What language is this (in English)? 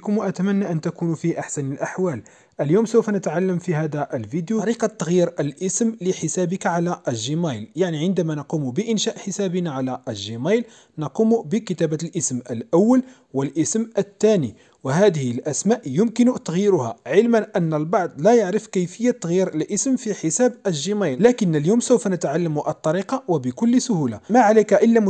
Arabic